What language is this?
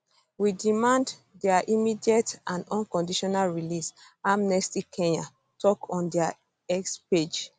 Nigerian Pidgin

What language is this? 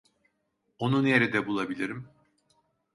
Turkish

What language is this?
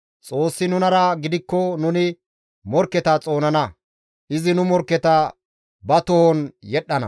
Gamo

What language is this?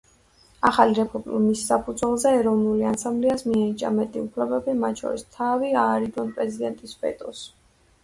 Georgian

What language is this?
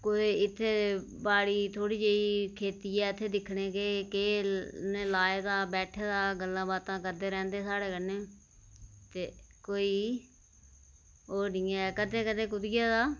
Dogri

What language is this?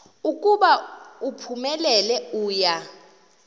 Xhosa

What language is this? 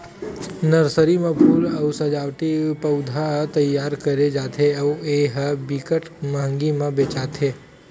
Chhattisgarhi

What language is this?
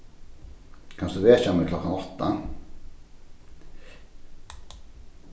Faroese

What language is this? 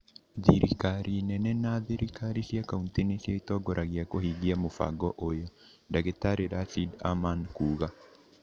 Kikuyu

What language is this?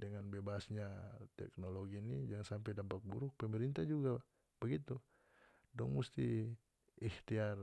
North Moluccan Malay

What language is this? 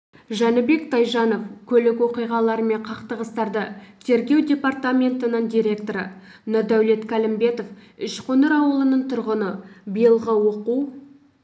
Kazakh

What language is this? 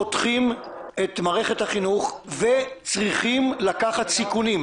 Hebrew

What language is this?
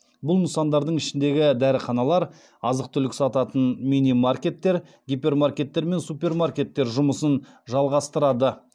Kazakh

